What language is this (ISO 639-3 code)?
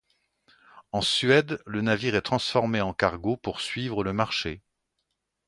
fra